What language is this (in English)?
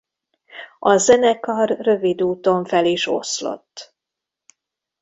Hungarian